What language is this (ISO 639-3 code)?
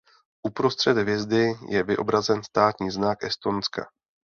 ces